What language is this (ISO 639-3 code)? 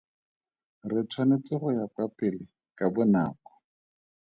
tsn